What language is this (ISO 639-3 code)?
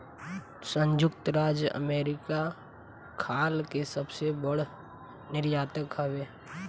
bho